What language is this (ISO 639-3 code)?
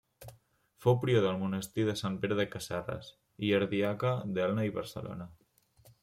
cat